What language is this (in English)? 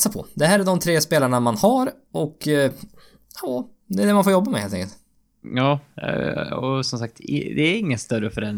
Swedish